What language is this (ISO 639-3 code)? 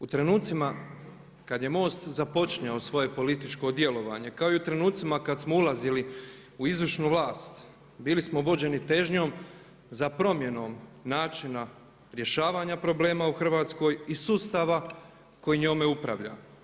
hrv